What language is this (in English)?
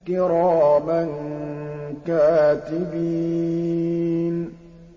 Arabic